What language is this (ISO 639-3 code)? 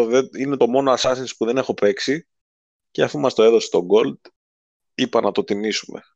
ell